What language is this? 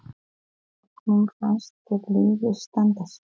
Icelandic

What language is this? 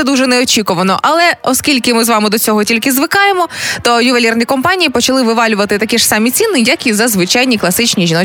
Ukrainian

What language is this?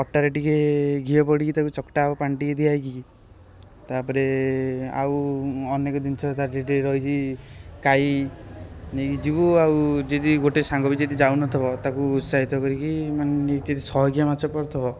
Odia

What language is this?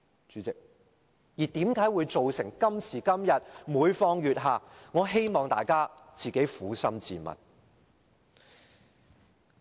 Cantonese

